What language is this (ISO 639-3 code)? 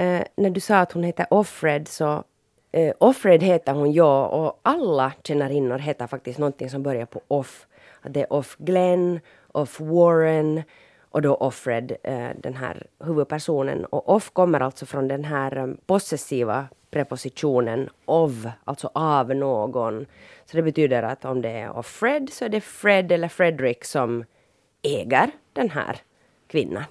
swe